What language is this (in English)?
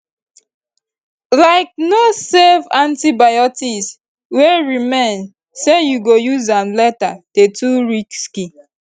Nigerian Pidgin